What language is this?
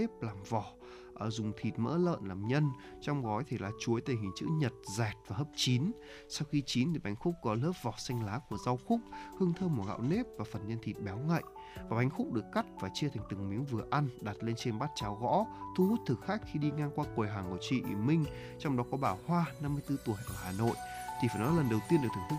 Vietnamese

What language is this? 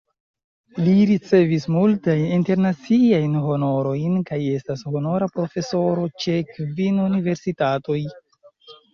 Esperanto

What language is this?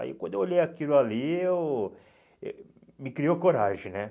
Portuguese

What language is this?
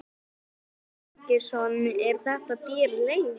Icelandic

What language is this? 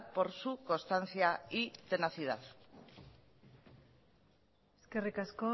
Spanish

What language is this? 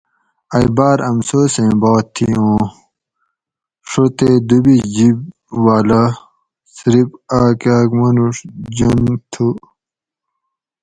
Gawri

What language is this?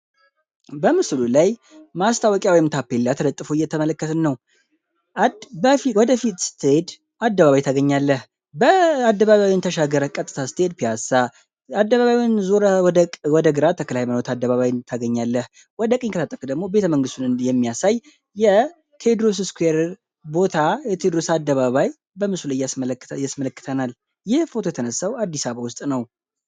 Amharic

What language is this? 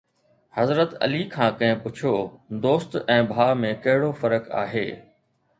Sindhi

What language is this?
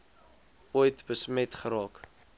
Afrikaans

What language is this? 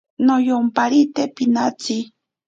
Ashéninka Perené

